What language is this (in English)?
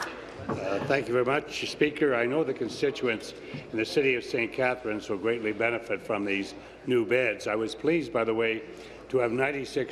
English